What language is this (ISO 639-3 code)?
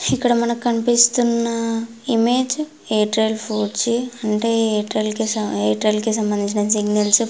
tel